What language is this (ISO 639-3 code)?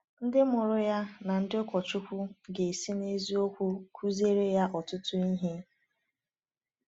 ibo